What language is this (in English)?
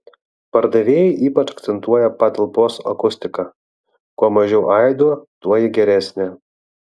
Lithuanian